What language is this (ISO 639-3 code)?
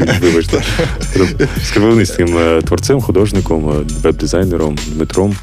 ukr